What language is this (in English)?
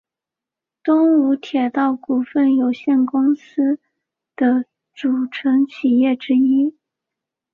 Chinese